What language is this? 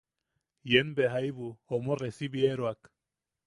Yaqui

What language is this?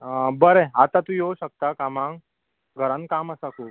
Konkani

